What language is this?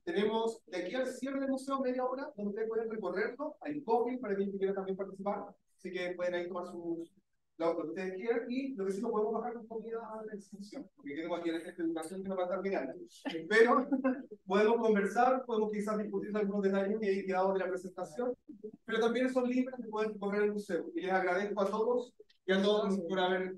Spanish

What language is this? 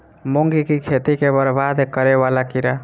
Maithili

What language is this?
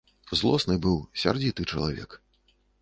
Belarusian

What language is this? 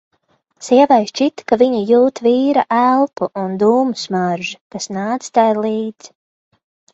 Latvian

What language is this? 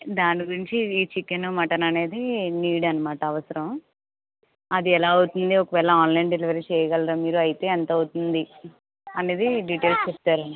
Telugu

